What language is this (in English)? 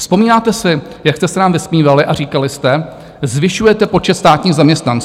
Czech